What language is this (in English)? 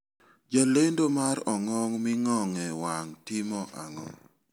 Luo (Kenya and Tanzania)